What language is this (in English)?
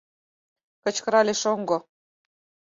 Mari